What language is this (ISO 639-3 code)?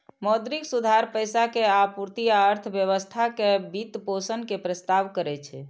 mai